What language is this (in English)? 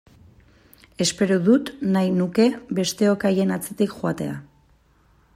Basque